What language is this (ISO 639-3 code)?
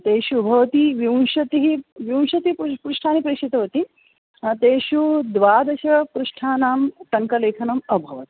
san